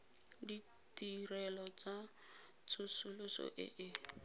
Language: Tswana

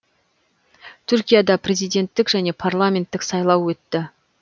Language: Kazakh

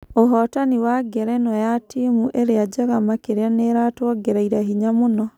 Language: Kikuyu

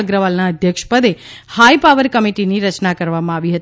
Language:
Gujarati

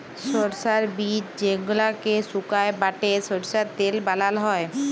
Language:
Bangla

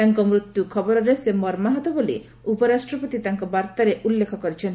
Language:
Odia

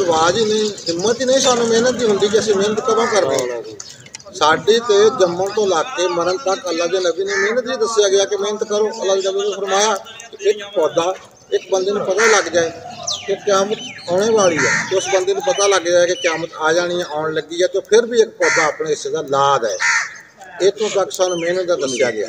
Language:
Hindi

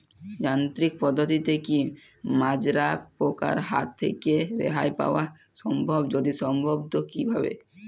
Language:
Bangla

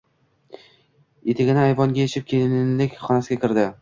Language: Uzbek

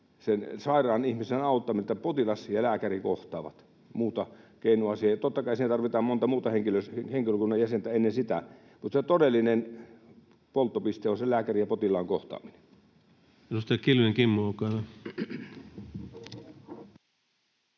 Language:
Finnish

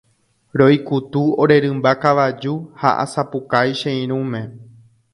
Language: Guarani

